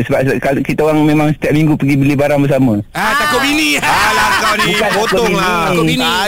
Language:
Malay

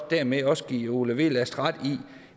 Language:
Danish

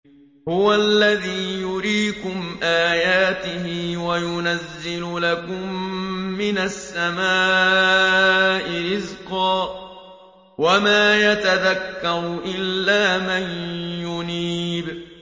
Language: Arabic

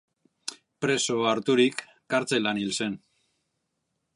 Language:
Basque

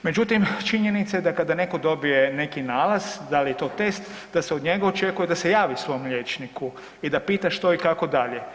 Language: Croatian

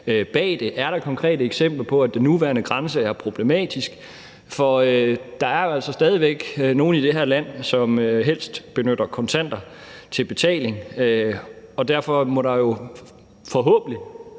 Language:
Danish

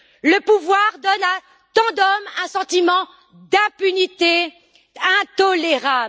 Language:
French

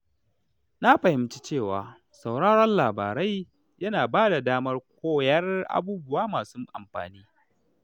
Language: Hausa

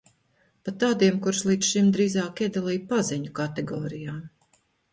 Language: Latvian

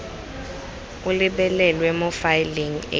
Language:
Tswana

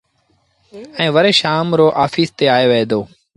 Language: Sindhi Bhil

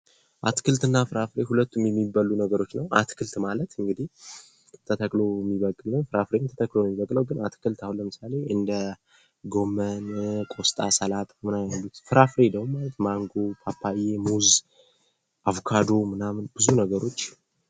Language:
Amharic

